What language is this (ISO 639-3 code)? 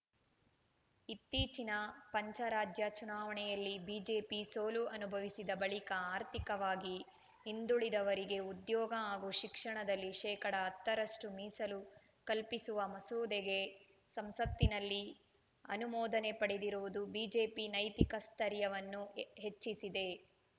kan